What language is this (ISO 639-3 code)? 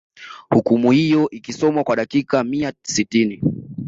swa